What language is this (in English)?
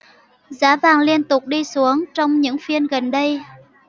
Vietnamese